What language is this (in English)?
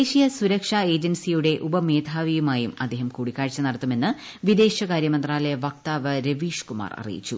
Malayalam